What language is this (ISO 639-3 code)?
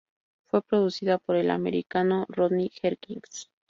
spa